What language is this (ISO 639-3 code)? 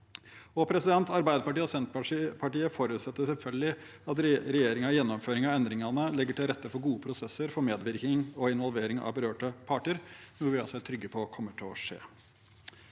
nor